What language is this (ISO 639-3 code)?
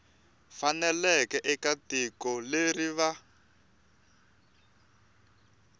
tso